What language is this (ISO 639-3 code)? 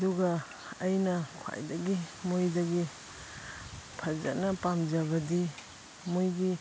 mni